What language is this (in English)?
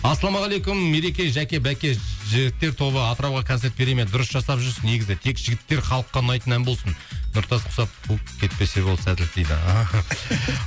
Kazakh